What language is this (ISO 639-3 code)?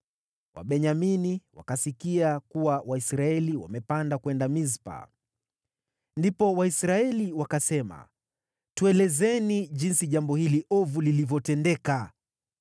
swa